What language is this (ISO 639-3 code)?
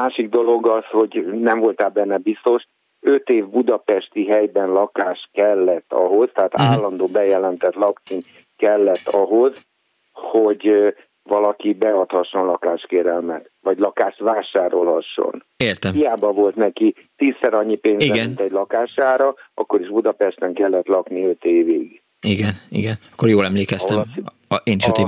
hun